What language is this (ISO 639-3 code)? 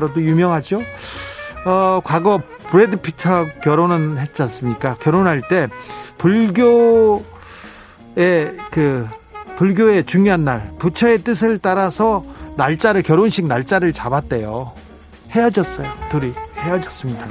kor